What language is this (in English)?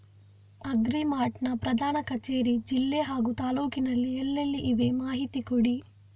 Kannada